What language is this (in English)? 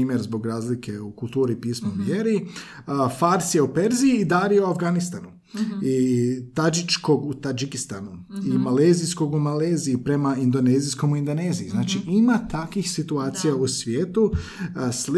Croatian